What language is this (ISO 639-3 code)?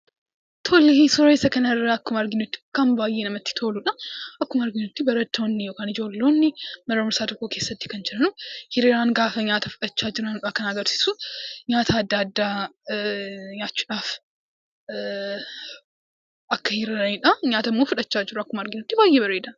orm